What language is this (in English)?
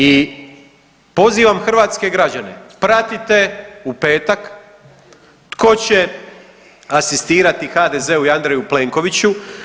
Croatian